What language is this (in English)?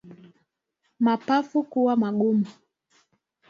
Swahili